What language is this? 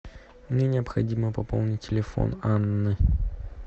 Russian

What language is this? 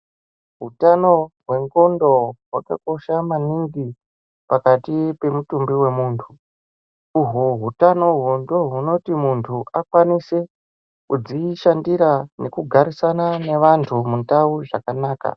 Ndau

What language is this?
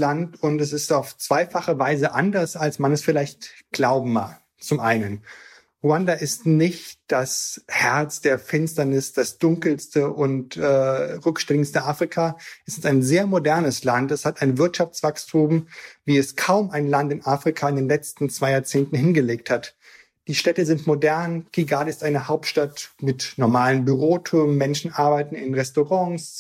German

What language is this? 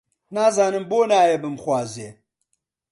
Central Kurdish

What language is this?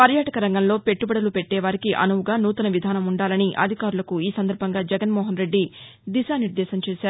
Telugu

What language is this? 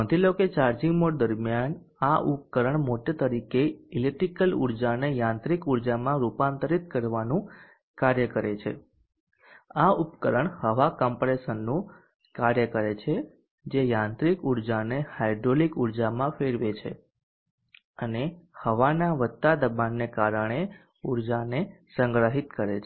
Gujarati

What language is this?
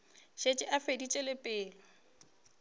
Northern Sotho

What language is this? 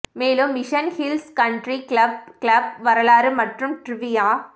Tamil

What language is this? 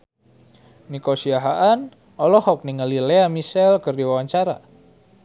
Sundanese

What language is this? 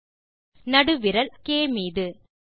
Tamil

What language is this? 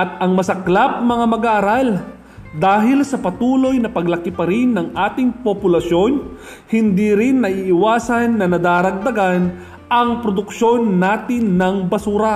Filipino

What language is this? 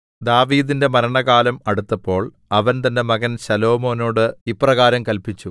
Malayalam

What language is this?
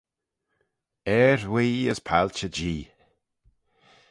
Manx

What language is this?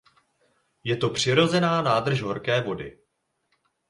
Czech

